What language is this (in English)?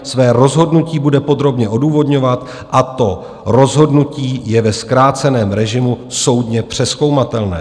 Czech